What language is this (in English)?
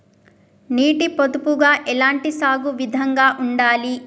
Telugu